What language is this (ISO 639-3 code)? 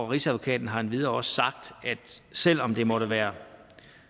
dan